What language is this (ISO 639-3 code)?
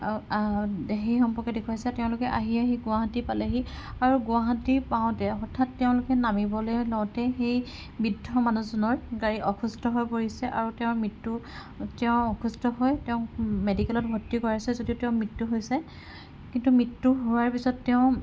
asm